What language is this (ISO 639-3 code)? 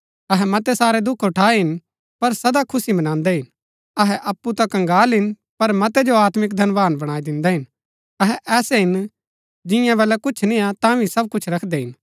gbk